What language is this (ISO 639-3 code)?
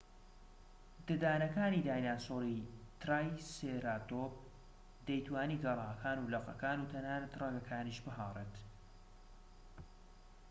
ckb